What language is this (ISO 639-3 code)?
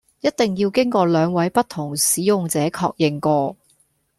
yue